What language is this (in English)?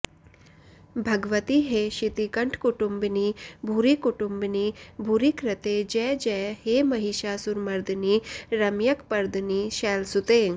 Sanskrit